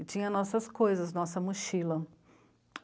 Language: Portuguese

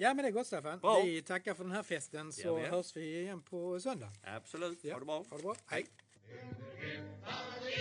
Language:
Swedish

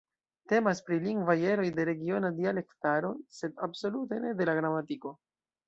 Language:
Esperanto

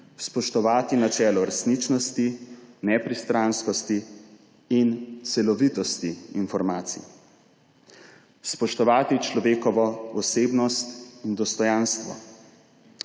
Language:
Slovenian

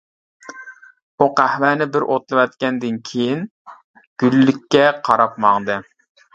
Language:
Uyghur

